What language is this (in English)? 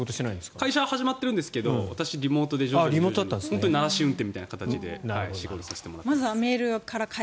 Japanese